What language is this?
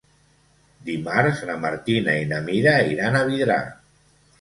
Catalan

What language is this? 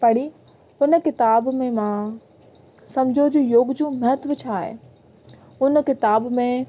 Sindhi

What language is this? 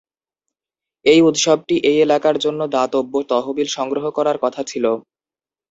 Bangla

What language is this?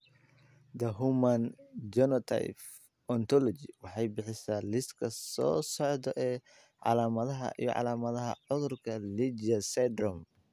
Somali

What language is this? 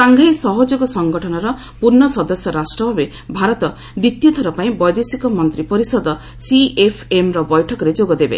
Odia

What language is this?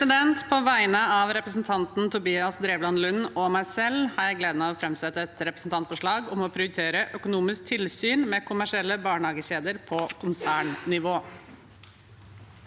Norwegian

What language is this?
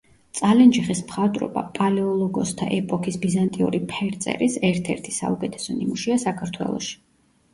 Georgian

